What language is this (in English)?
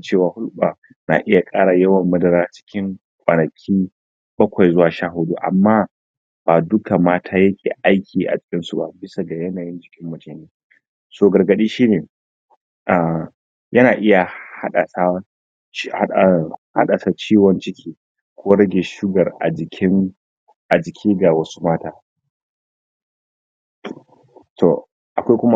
Hausa